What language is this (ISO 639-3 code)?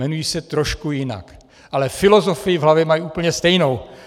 ces